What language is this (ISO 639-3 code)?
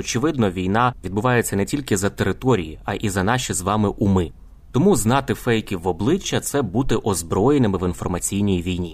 ukr